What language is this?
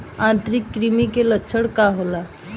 Bhojpuri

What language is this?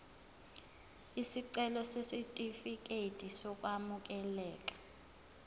Zulu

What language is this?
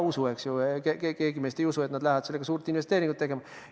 Estonian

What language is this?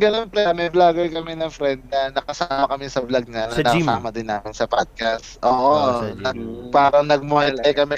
Filipino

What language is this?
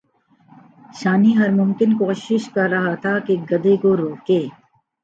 Urdu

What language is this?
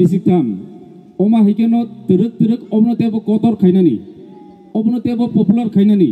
Indonesian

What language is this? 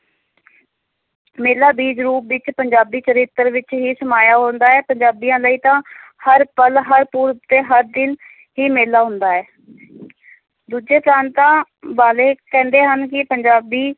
Punjabi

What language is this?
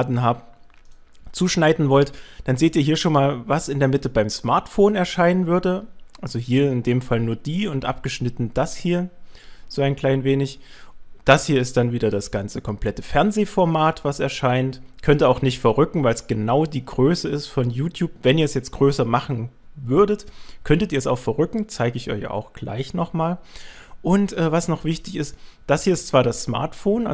German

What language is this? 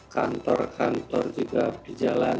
Indonesian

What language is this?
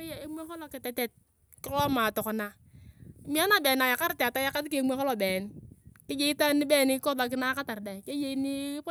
Turkana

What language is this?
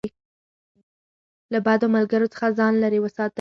Pashto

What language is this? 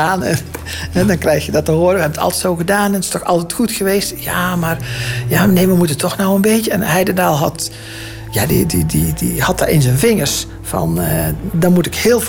Dutch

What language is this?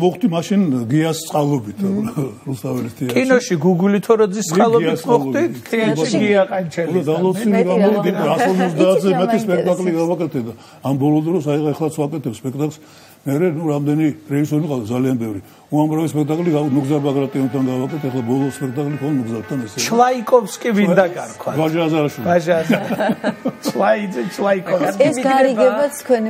Turkish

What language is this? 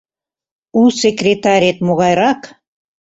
Mari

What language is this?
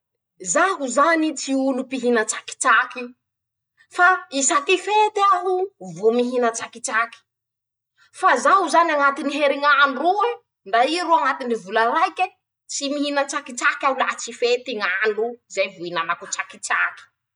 Masikoro Malagasy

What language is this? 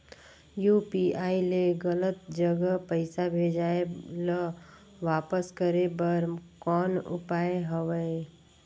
Chhattisgarhi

